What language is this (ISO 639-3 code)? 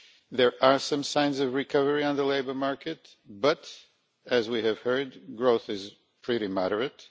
eng